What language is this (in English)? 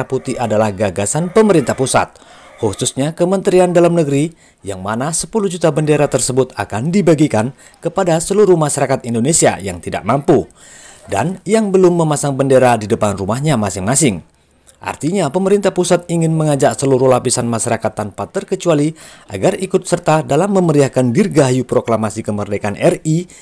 Indonesian